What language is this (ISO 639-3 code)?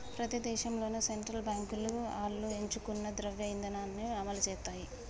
tel